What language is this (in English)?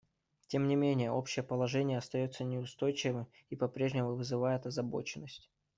Russian